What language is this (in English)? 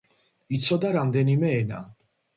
Georgian